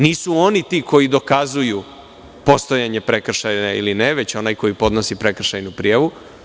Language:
Serbian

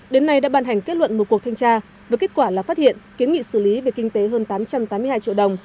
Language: Vietnamese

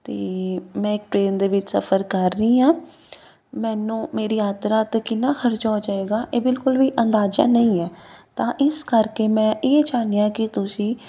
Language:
Punjabi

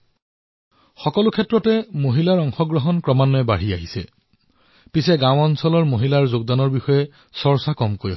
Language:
Assamese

